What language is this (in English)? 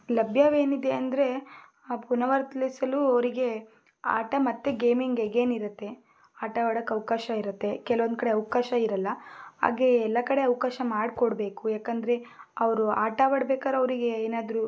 Kannada